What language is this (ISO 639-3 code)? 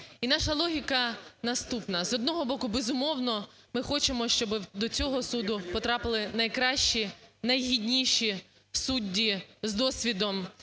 ukr